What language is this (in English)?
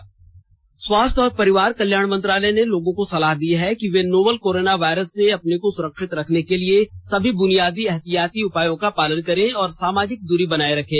Hindi